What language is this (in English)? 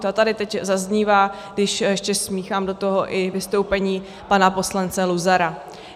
Czech